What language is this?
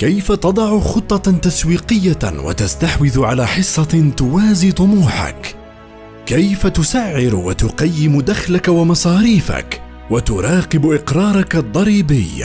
Arabic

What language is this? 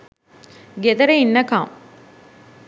Sinhala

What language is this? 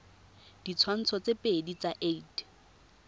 Tswana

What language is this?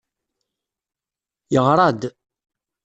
Kabyle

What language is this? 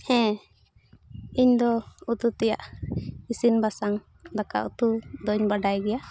Santali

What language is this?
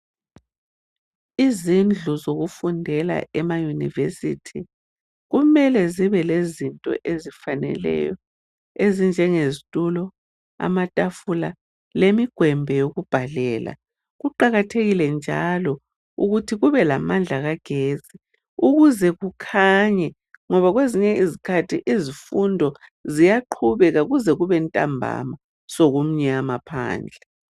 North Ndebele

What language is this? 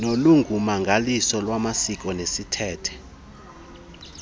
Xhosa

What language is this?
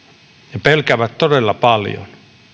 Finnish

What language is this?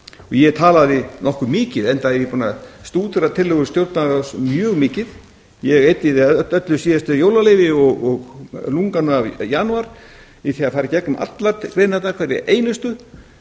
Icelandic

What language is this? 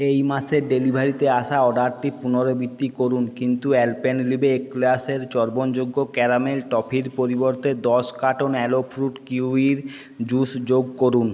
Bangla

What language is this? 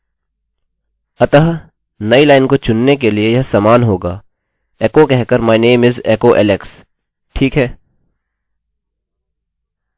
Hindi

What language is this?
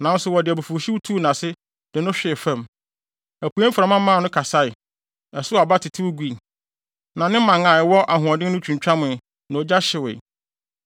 Akan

